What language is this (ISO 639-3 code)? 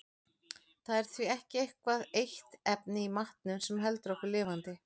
isl